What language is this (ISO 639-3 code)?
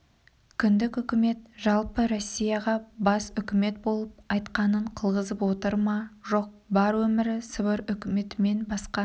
kaz